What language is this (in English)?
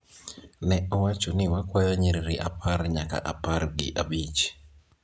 Luo (Kenya and Tanzania)